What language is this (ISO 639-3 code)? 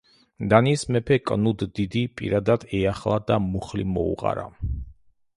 kat